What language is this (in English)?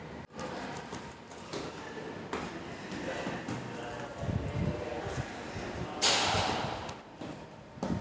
Marathi